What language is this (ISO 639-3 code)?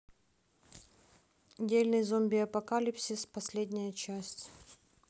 rus